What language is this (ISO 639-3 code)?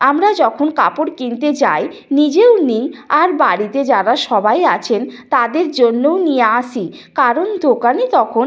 ben